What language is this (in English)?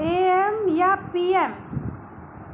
Sindhi